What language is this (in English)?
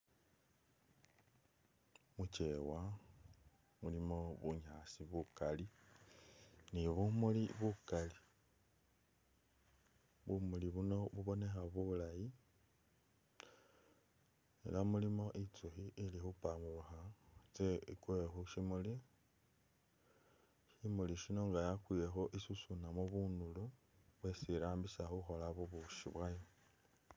Masaaba